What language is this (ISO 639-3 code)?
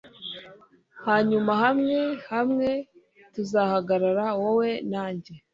kin